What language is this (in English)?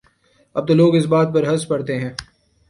Urdu